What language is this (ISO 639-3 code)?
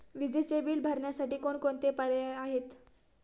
mar